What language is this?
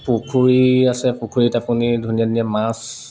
Assamese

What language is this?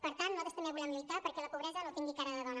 Catalan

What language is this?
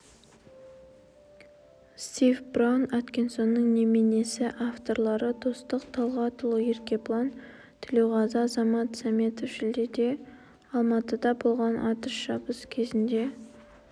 Kazakh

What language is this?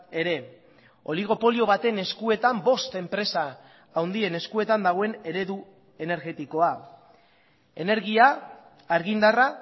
Basque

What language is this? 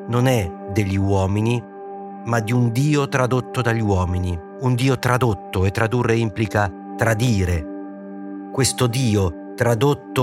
Italian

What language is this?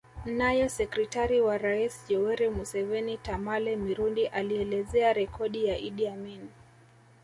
Swahili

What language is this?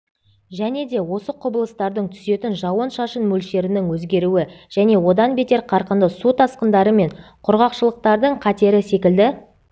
Kazakh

